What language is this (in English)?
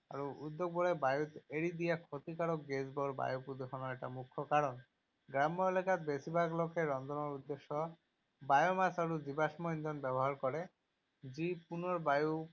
Assamese